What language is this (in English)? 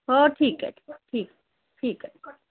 Marathi